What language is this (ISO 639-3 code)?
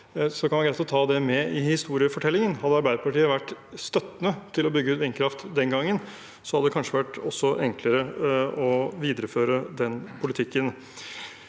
nor